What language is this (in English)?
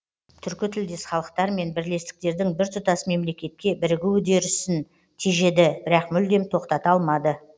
Kazakh